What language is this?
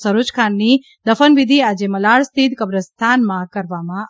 Gujarati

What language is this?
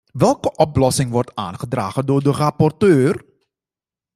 Dutch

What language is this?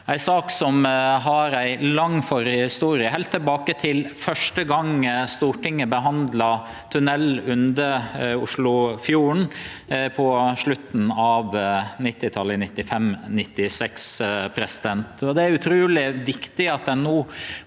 Norwegian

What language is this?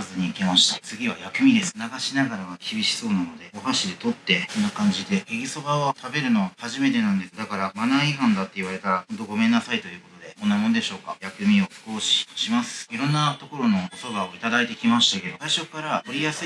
Japanese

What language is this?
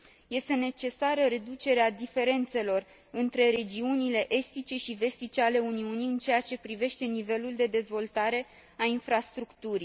Romanian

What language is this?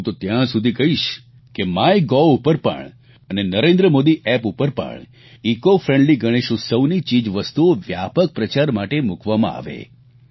Gujarati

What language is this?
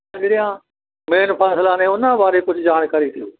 Punjabi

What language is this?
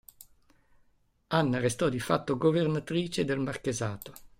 Italian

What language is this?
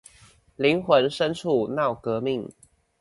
Chinese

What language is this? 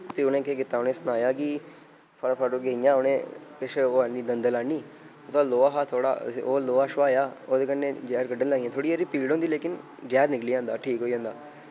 Dogri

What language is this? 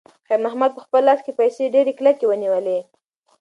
Pashto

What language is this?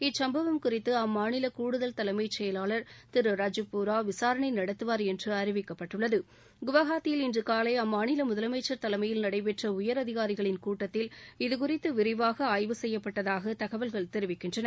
Tamil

